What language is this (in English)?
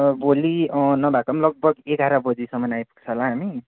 Nepali